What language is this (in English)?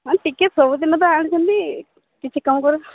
Odia